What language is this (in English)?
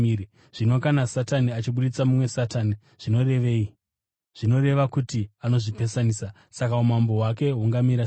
Shona